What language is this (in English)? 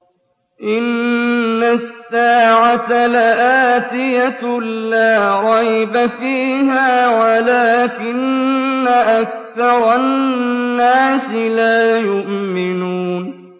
Arabic